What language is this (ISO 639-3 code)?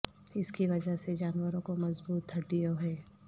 urd